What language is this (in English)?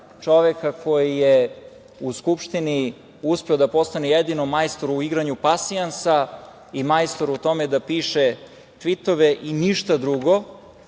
Serbian